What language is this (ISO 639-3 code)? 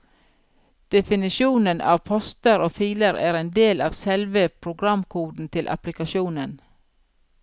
nor